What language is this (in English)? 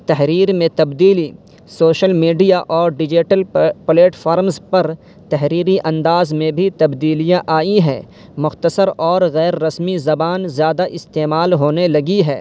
Urdu